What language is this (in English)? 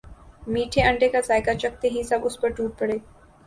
Urdu